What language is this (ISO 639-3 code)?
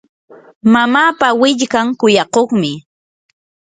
qur